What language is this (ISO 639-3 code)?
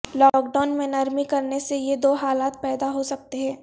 urd